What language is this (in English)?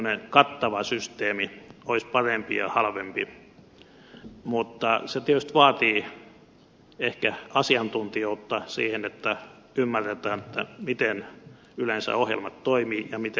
Finnish